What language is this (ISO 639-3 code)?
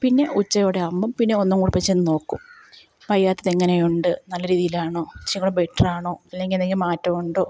mal